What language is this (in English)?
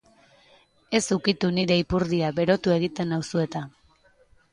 Basque